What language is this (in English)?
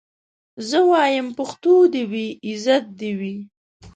Pashto